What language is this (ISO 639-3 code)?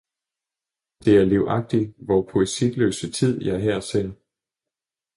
dan